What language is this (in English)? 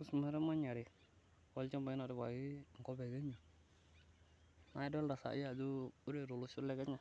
Masai